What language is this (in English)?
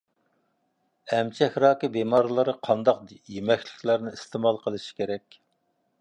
Uyghur